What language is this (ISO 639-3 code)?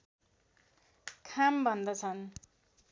nep